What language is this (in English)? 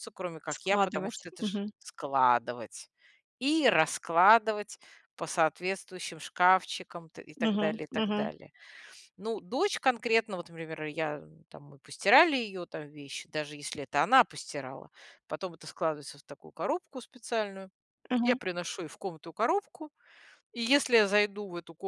Russian